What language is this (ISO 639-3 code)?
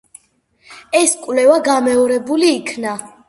kat